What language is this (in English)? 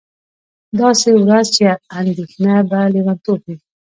Pashto